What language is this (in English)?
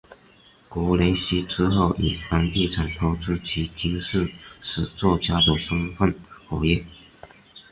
Chinese